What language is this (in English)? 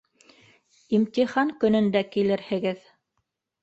Bashkir